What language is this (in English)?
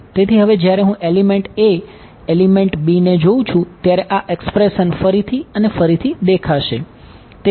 Gujarati